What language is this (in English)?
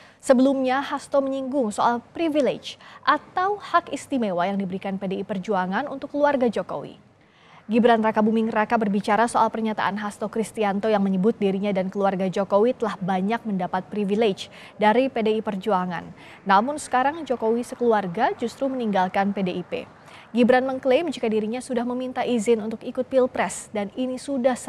Indonesian